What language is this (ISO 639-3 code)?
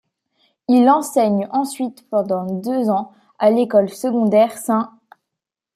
fra